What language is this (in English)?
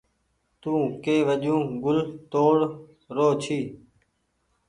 Goaria